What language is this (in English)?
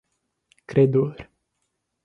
Portuguese